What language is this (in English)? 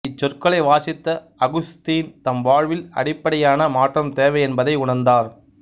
Tamil